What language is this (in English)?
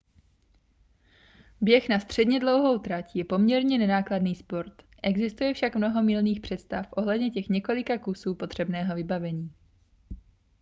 Czech